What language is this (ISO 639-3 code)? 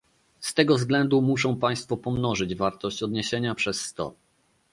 pol